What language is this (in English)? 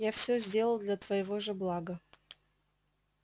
Russian